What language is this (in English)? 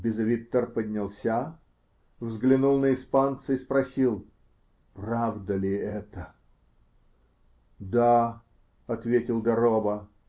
Russian